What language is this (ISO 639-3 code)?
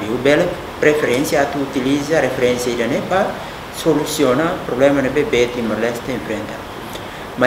ind